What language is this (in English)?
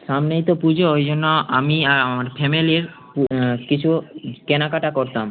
Bangla